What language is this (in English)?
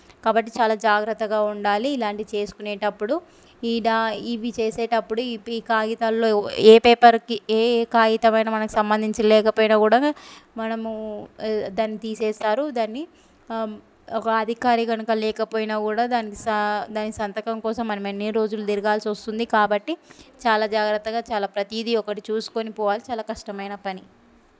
Telugu